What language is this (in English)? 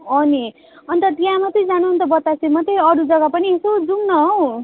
Nepali